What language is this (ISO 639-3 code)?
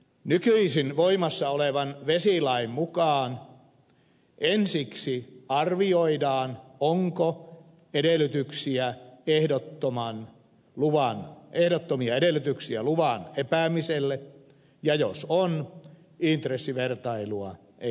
fin